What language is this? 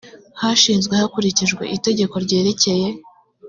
Kinyarwanda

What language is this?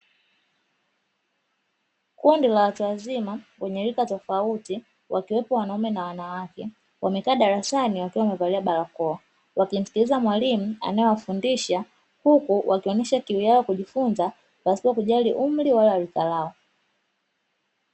Swahili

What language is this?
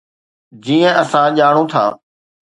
Sindhi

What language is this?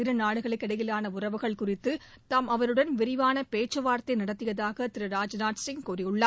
Tamil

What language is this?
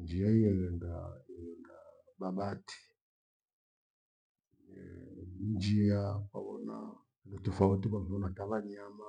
Gweno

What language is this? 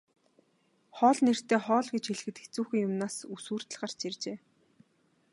Mongolian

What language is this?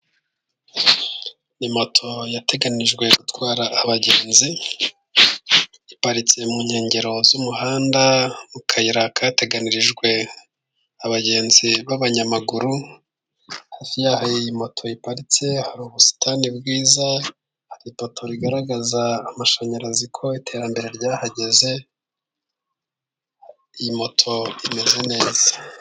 Kinyarwanda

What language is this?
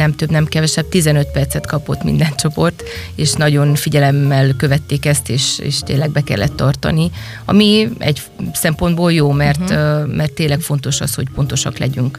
Hungarian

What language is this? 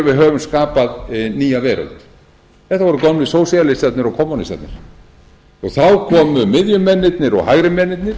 Icelandic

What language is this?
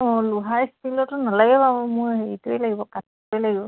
Assamese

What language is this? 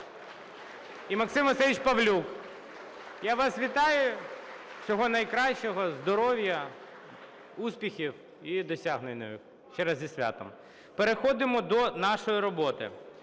Ukrainian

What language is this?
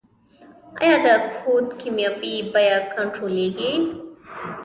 Pashto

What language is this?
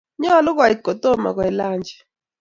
Kalenjin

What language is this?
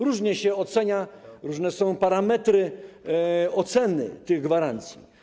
Polish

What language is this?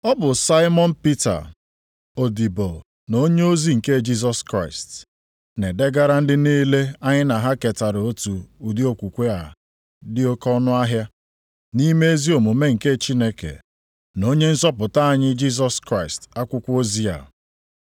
Igbo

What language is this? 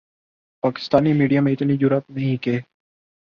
Urdu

